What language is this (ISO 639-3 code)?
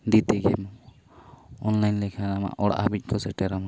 sat